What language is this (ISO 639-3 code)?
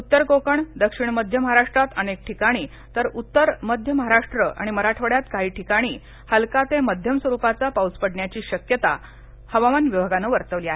mar